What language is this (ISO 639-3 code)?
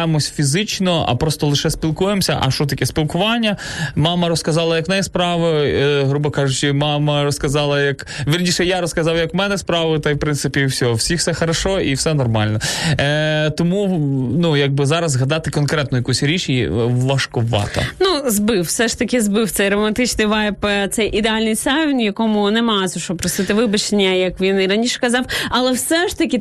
ukr